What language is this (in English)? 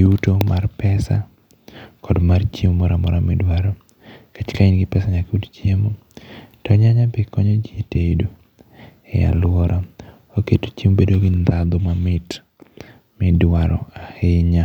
Luo (Kenya and Tanzania)